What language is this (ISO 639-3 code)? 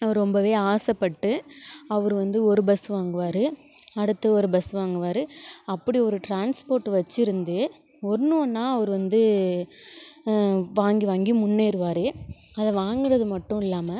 tam